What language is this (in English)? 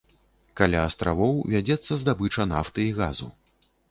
Belarusian